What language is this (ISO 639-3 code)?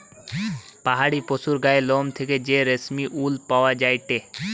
ben